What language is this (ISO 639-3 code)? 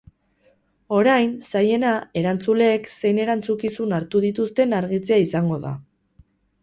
eus